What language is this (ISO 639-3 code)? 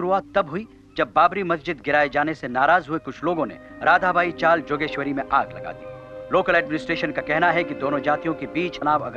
hin